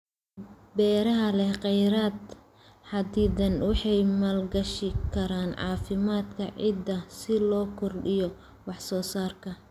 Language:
Somali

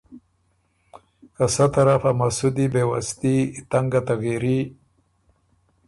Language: Ormuri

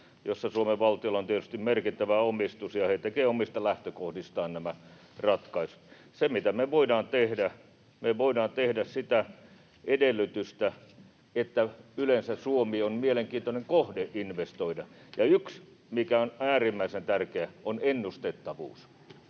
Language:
Finnish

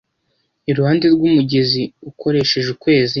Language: Kinyarwanda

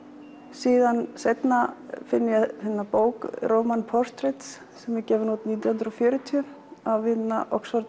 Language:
Icelandic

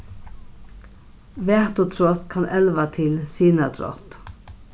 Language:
Faroese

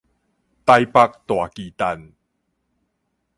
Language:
Min Nan Chinese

